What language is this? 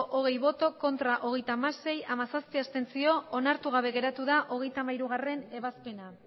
Basque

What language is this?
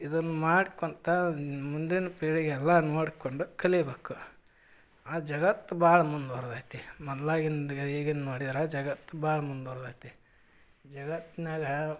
Kannada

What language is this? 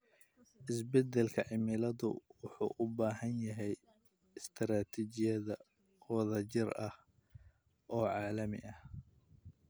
Somali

